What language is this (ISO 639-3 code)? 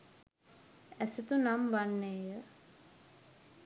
sin